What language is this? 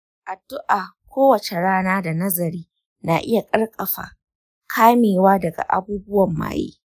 Hausa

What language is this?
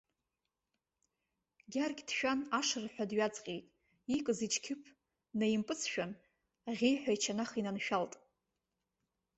Abkhazian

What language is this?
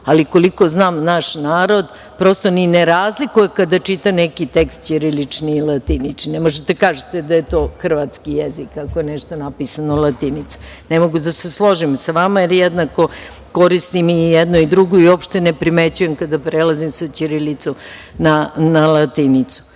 Serbian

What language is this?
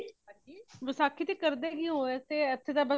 Punjabi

